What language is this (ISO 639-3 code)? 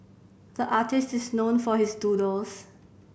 eng